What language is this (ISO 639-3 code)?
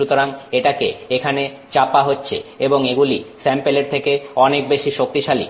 ben